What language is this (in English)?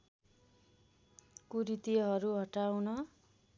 Nepali